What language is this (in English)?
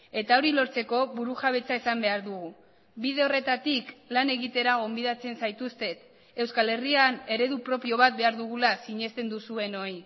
Basque